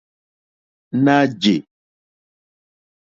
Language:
Mokpwe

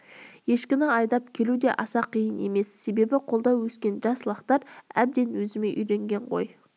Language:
Kazakh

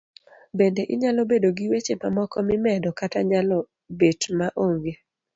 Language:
Luo (Kenya and Tanzania)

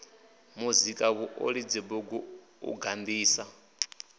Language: Venda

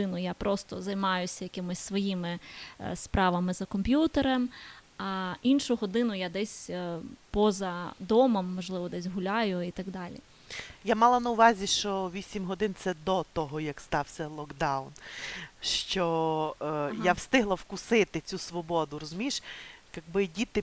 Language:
Ukrainian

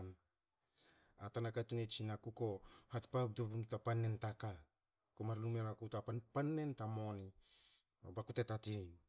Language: Hakö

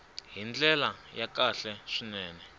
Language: Tsonga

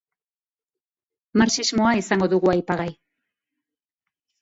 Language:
Basque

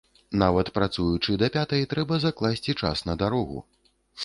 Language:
Belarusian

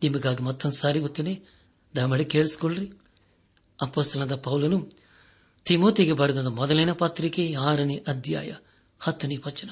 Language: Kannada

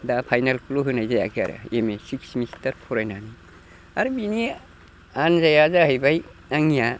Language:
Bodo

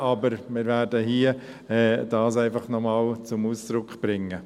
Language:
Swiss German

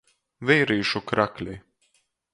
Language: Latgalian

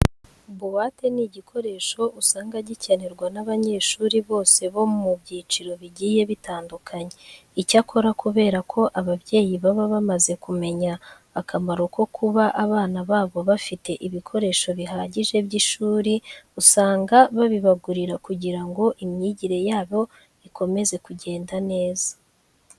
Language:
Kinyarwanda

